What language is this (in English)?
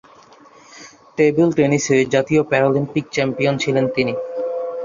Bangla